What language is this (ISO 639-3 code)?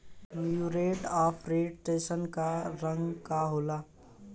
bho